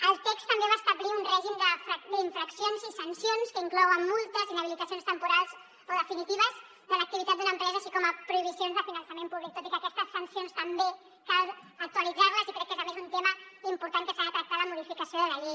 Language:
Catalan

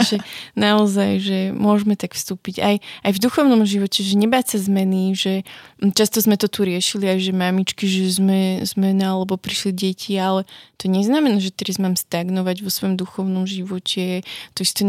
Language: Slovak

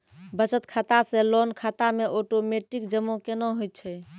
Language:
Maithili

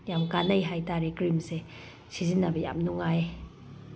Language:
Manipuri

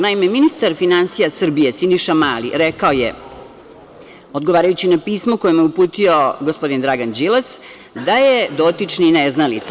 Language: Serbian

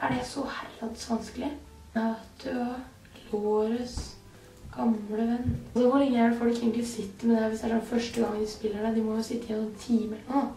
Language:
Norwegian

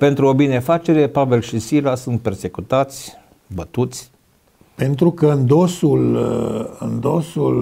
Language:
Romanian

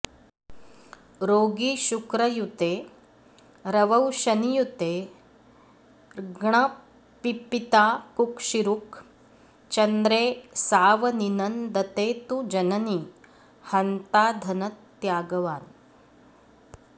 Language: Sanskrit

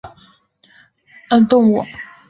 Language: Chinese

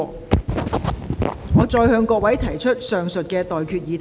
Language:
Cantonese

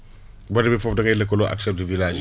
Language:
Wolof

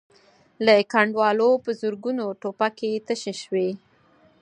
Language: Pashto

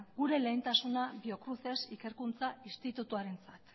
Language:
Basque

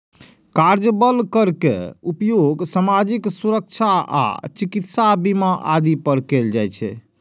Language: Maithili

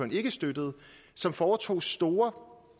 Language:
Danish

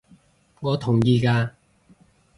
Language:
Cantonese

